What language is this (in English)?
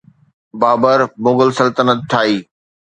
Sindhi